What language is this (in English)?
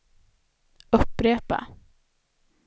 Swedish